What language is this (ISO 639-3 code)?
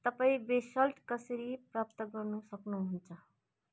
nep